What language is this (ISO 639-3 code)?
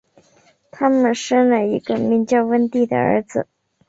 zho